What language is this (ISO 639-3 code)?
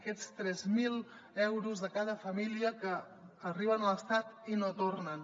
cat